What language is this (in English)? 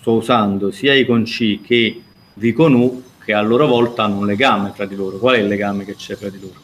Italian